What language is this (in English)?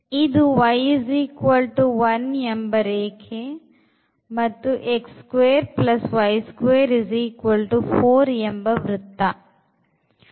Kannada